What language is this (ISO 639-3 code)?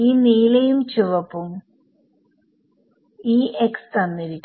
mal